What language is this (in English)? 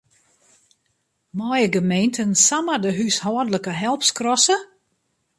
Western Frisian